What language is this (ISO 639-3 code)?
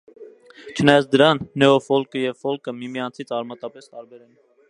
hye